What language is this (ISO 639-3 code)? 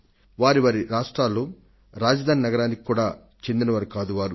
tel